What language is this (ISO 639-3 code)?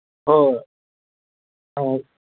mni